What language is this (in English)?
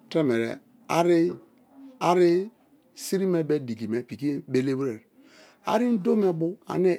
Kalabari